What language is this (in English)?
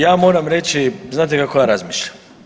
Croatian